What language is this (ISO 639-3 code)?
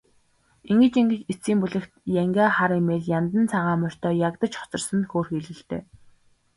mon